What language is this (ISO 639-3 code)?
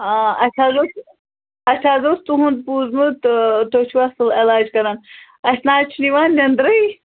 kas